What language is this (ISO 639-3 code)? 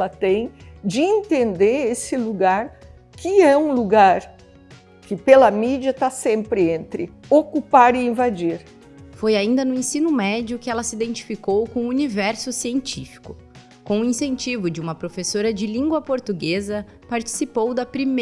por